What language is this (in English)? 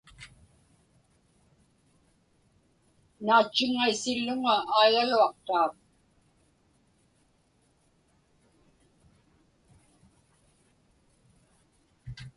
Inupiaq